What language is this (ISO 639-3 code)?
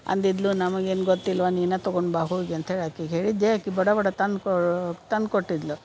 kan